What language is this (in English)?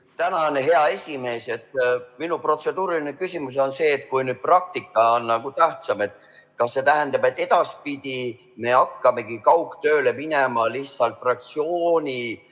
Estonian